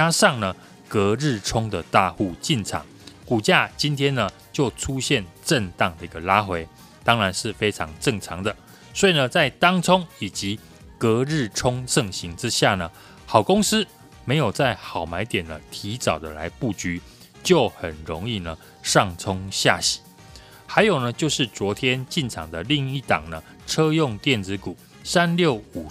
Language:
Chinese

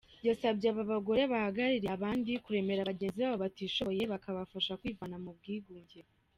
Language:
Kinyarwanda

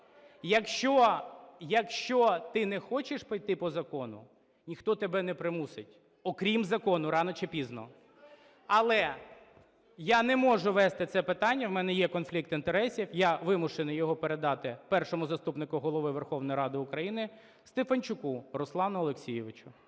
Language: Ukrainian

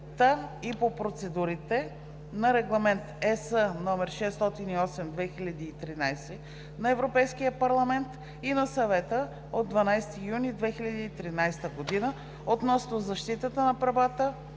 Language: Bulgarian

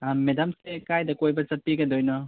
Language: Manipuri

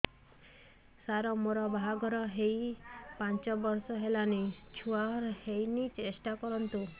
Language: Odia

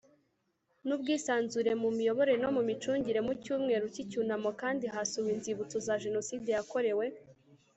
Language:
Kinyarwanda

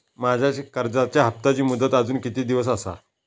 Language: Marathi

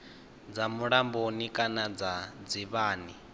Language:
Venda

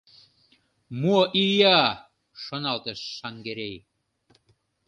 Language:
Mari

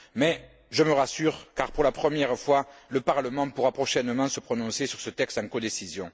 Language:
French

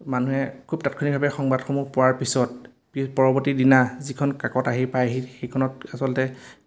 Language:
Assamese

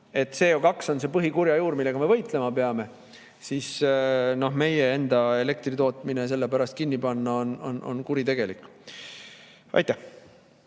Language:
Estonian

